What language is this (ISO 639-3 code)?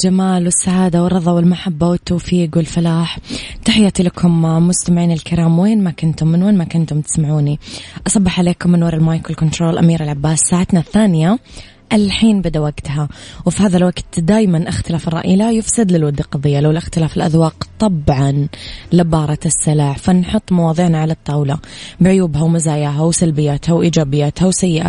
ara